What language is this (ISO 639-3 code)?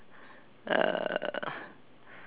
eng